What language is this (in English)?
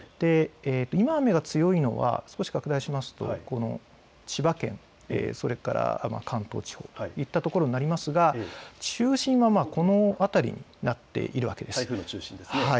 Japanese